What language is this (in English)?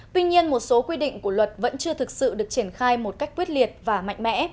Vietnamese